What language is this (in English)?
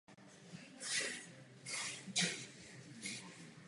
Czech